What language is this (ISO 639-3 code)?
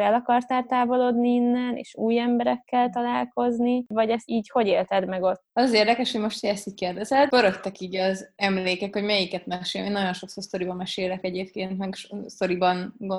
hun